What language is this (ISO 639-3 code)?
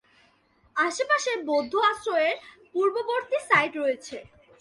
ben